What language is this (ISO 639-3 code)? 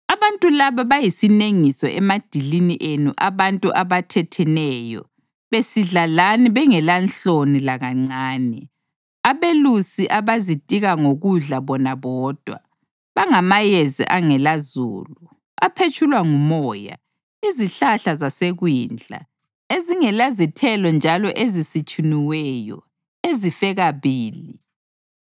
nde